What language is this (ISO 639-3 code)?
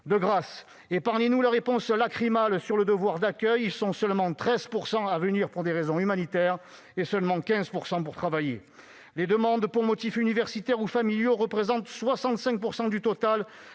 fra